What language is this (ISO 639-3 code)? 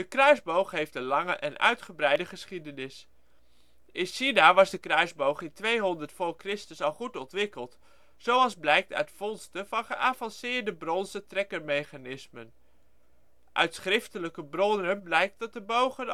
nld